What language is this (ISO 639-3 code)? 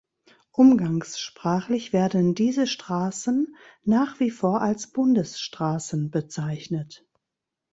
deu